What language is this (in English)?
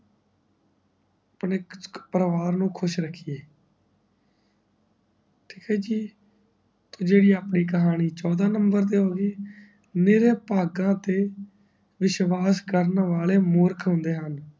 Punjabi